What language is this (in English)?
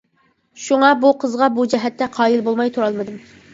Uyghur